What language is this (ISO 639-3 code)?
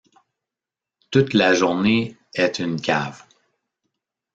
fra